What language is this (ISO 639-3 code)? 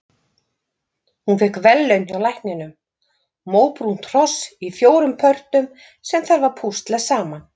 isl